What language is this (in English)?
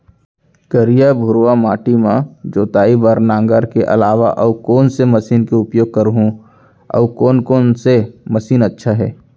Chhattisgarhi